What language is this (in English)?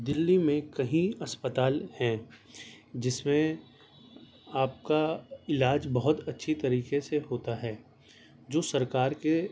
Urdu